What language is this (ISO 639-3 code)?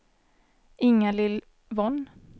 swe